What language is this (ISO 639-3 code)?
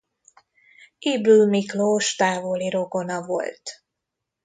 hun